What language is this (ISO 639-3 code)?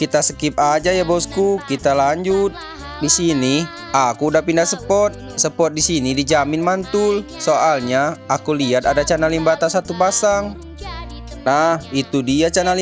ind